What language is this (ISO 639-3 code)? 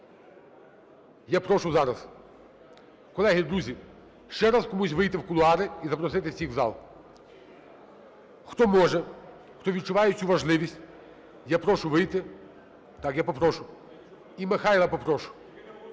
ukr